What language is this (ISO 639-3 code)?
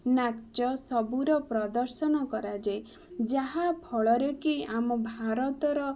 ori